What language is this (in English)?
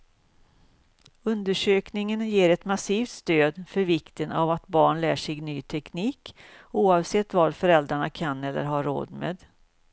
Swedish